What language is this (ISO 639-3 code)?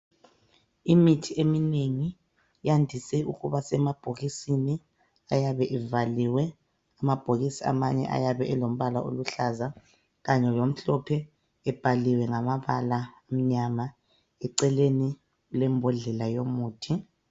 nde